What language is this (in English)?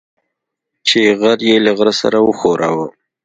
Pashto